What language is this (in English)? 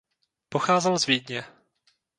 Czech